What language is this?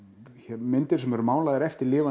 Icelandic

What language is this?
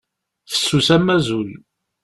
Kabyle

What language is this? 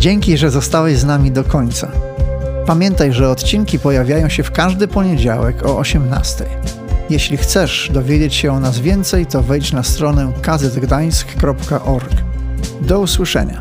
Polish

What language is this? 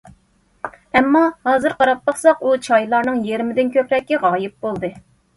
Uyghur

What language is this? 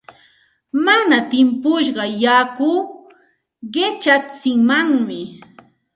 Santa Ana de Tusi Pasco Quechua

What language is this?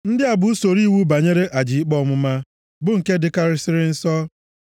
Igbo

